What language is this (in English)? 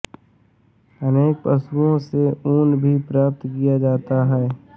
Hindi